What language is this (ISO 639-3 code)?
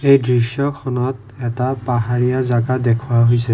asm